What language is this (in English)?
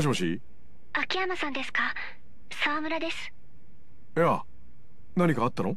Japanese